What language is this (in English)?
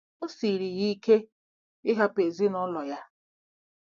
Igbo